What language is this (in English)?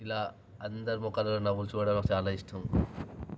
Telugu